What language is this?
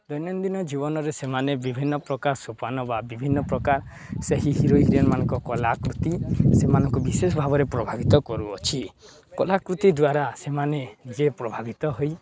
Odia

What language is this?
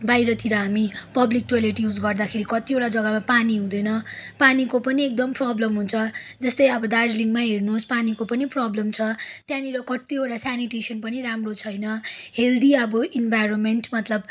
Nepali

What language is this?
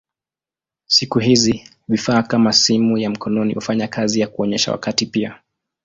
Swahili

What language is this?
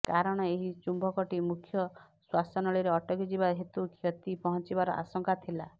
Odia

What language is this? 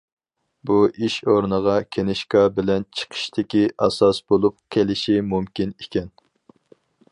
Uyghur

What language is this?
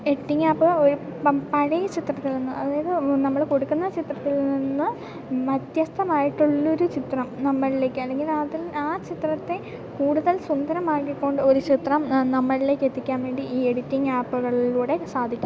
Malayalam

